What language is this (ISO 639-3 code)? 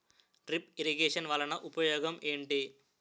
tel